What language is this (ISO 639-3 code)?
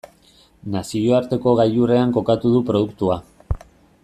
eus